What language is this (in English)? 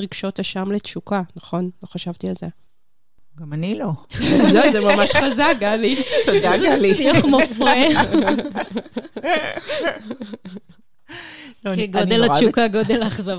Hebrew